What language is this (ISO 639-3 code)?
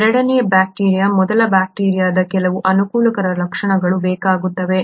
kan